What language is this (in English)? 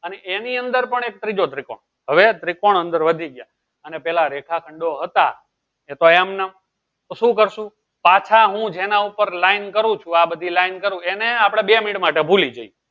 Gujarati